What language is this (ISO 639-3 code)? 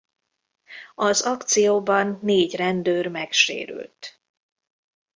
hun